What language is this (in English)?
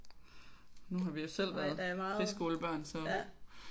Danish